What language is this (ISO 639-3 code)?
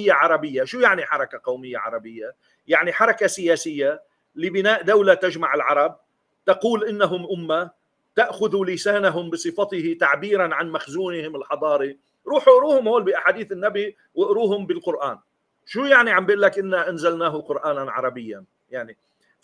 ara